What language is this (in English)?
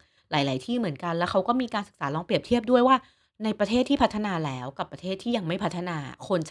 Thai